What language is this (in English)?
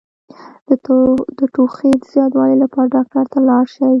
Pashto